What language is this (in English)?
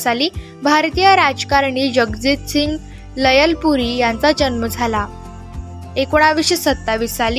Marathi